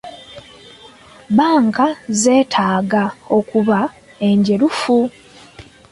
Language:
Ganda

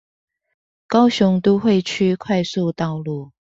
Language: Chinese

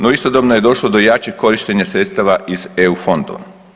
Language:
Croatian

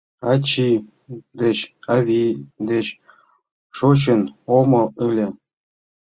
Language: Mari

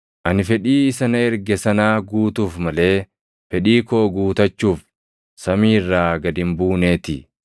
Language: Oromo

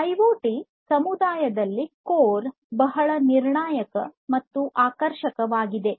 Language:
Kannada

